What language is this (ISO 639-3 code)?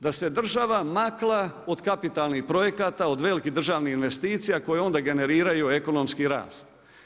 hrv